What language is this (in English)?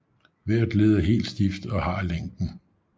Danish